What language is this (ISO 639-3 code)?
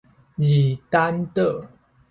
nan